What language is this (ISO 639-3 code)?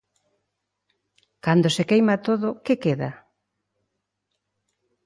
glg